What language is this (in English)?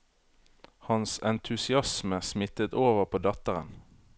Norwegian